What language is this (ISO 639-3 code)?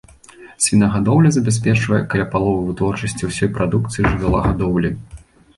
bel